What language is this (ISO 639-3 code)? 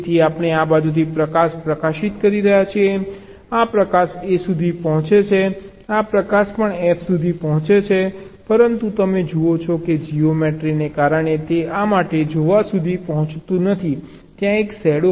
guj